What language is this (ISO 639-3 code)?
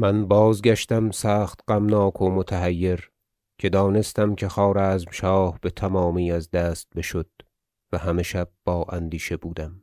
fas